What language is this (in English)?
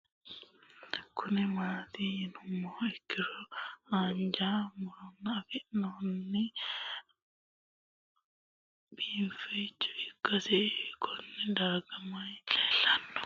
Sidamo